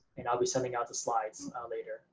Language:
English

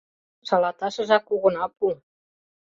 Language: Mari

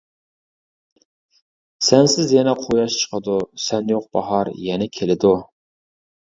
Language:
Uyghur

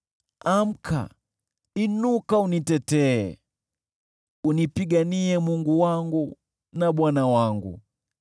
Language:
Swahili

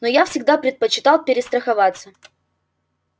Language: Russian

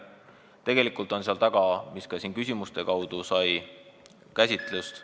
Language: Estonian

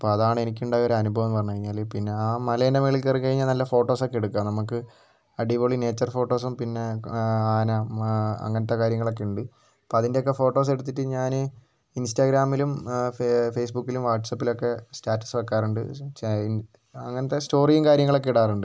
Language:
Malayalam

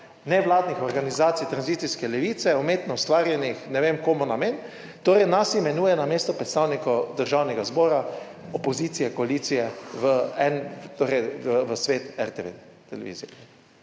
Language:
Slovenian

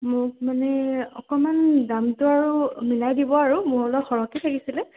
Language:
Assamese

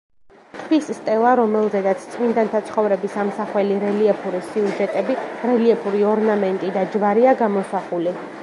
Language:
Georgian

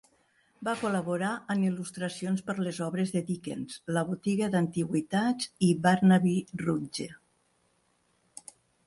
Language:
Catalan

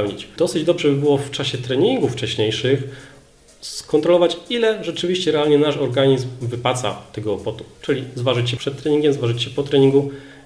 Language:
Polish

